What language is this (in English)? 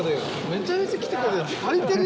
Japanese